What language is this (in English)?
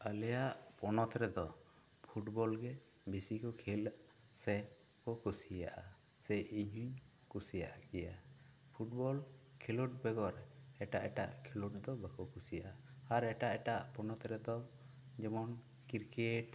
Santali